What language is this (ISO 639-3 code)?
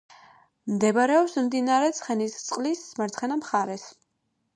kat